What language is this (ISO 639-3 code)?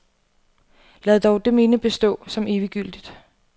dan